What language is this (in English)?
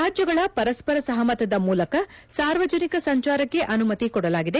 Kannada